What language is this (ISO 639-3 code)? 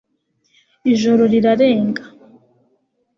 kin